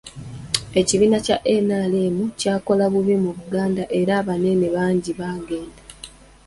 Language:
Ganda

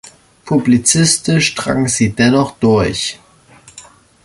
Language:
German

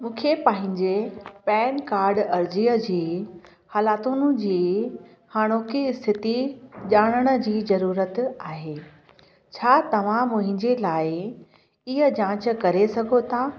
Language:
Sindhi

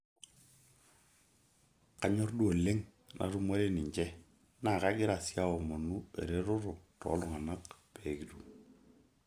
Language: Masai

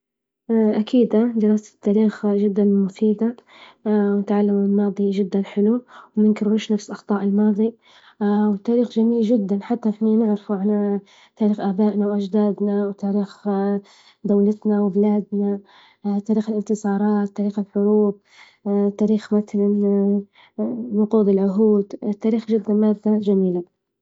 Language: Libyan Arabic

